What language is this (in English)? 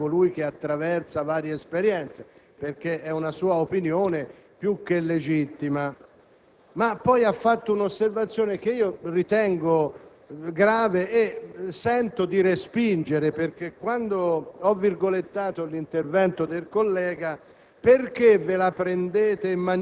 Italian